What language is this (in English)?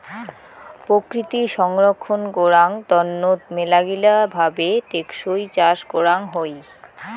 Bangla